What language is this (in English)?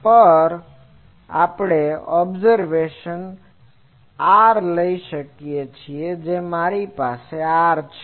Gujarati